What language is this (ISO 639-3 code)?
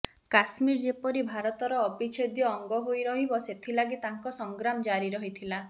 ori